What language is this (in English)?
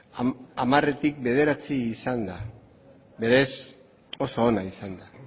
Basque